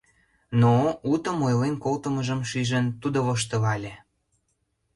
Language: Mari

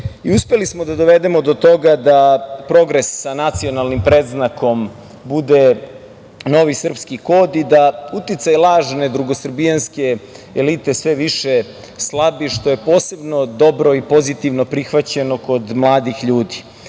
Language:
Serbian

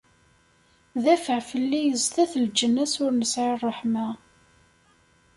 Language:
Kabyle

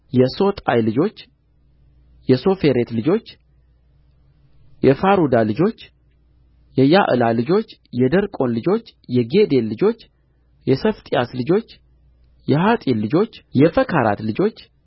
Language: Amharic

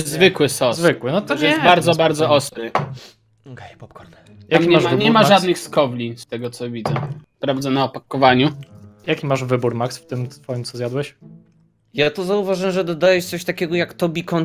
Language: Polish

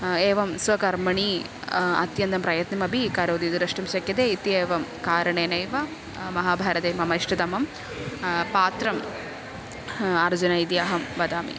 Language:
Sanskrit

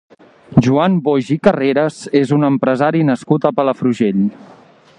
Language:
Catalan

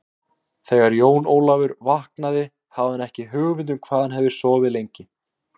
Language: Icelandic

